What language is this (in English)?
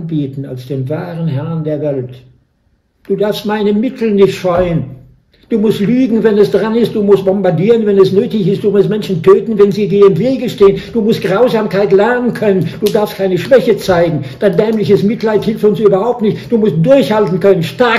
German